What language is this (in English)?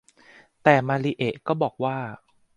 Thai